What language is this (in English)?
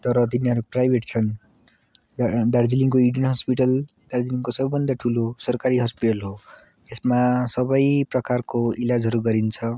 Nepali